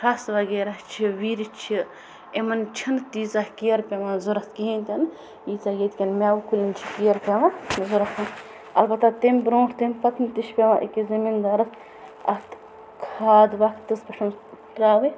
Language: Kashmiri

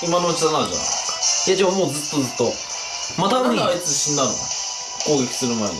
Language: Japanese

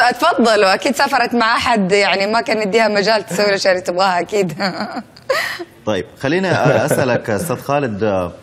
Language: Arabic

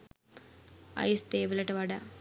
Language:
Sinhala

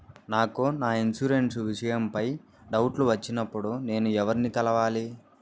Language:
Telugu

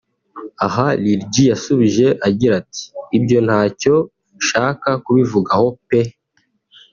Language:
Kinyarwanda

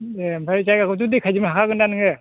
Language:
Bodo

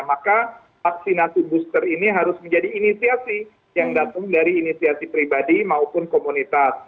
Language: Indonesian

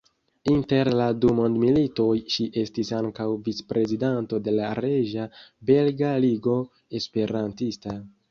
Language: Esperanto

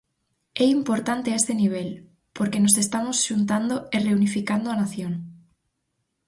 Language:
Galician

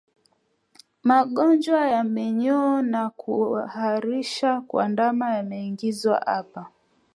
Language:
Swahili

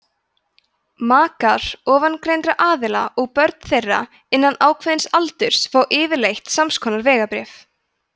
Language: Icelandic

